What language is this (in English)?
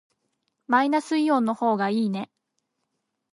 Japanese